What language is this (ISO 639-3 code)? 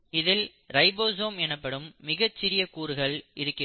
tam